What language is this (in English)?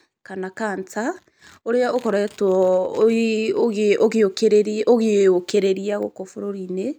Kikuyu